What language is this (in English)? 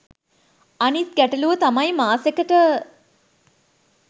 Sinhala